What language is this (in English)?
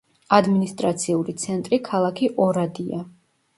Georgian